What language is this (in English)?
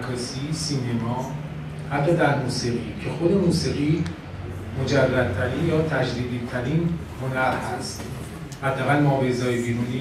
Persian